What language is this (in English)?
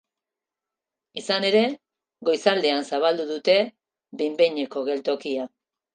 Basque